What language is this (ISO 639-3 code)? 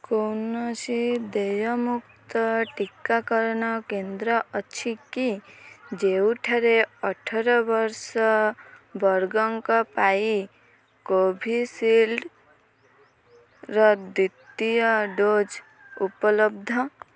ori